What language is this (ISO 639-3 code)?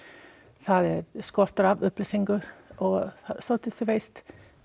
isl